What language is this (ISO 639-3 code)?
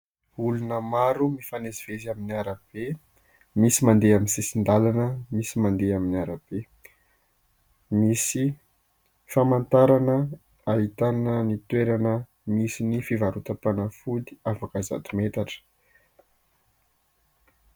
mlg